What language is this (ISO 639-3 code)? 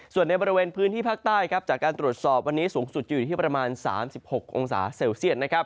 tha